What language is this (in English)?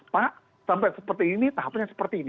Indonesian